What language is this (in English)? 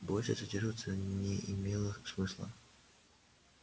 Russian